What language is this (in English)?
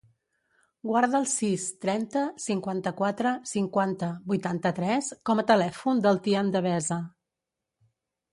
Catalan